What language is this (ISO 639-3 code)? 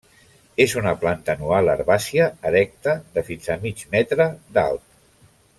cat